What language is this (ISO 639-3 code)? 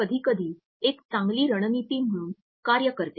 mar